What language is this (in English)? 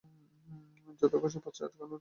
Bangla